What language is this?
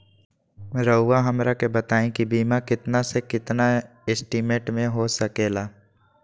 Magahi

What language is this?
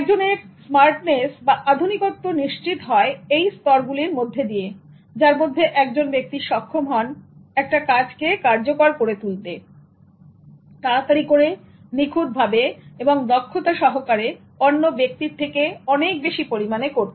Bangla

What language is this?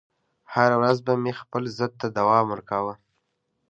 Pashto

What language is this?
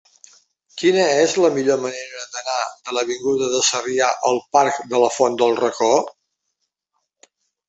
Catalan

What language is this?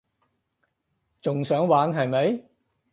Cantonese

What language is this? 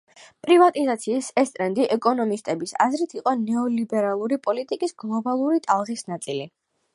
Georgian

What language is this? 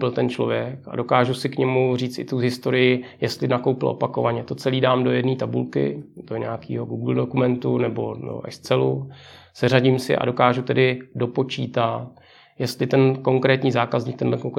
Czech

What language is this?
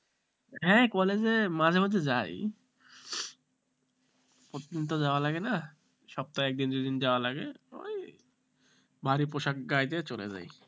Bangla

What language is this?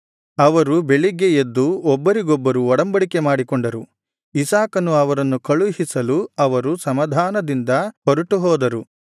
Kannada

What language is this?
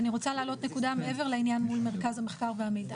Hebrew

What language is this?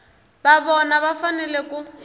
Tsonga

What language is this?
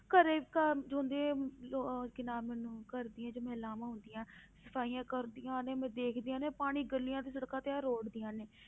Punjabi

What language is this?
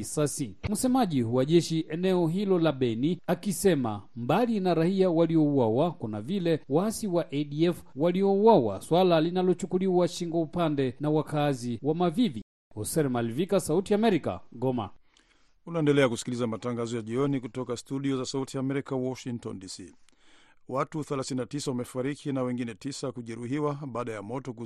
Swahili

